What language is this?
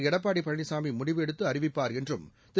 Tamil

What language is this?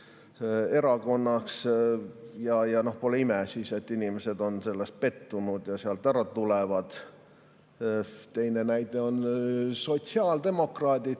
Estonian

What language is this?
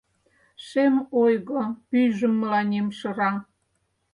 Mari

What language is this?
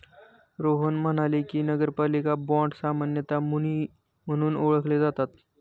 Marathi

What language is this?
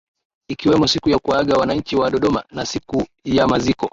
Swahili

